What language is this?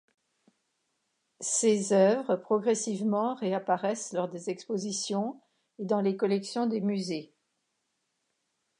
French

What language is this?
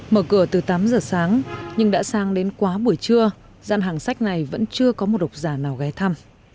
Vietnamese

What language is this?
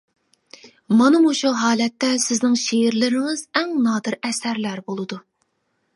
Uyghur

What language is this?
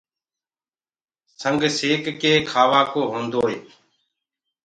Gurgula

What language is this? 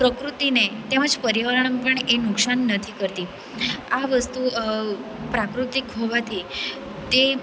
Gujarati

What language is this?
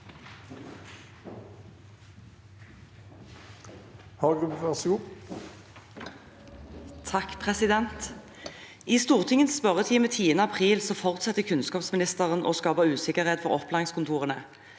Norwegian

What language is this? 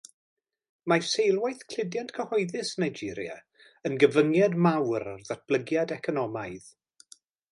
Welsh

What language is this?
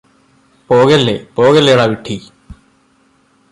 Malayalam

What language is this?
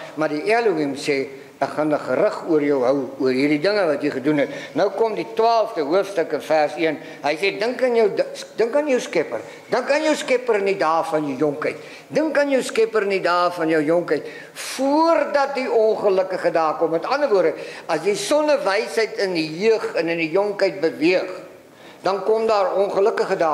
Dutch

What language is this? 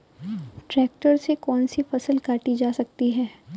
Hindi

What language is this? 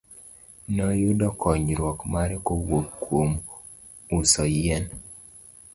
Luo (Kenya and Tanzania)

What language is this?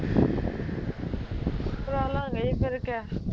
Punjabi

